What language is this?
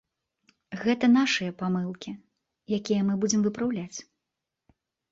Belarusian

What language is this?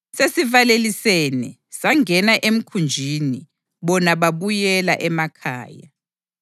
North Ndebele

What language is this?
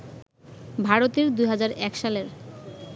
Bangla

